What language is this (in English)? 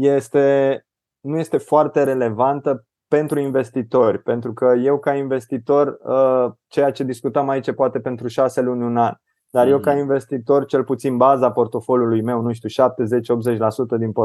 Romanian